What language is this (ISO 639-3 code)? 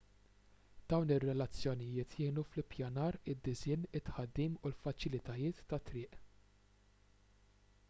mlt